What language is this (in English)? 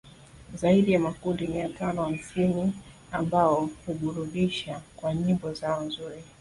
Swahili